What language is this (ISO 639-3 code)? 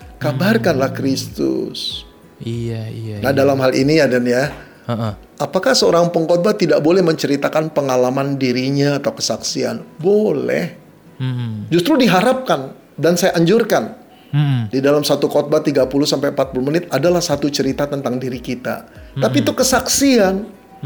ind